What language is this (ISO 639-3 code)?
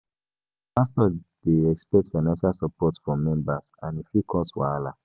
pcm